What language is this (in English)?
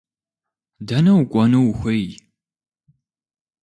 Kabardian